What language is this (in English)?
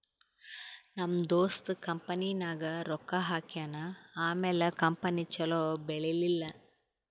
Kannada